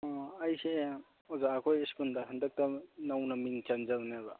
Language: Manipuri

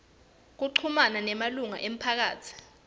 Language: Swati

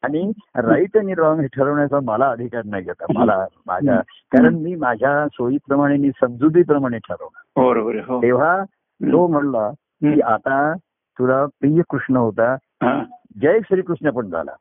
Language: Marathi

